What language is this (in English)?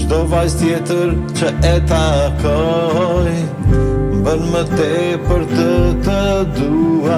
Romanian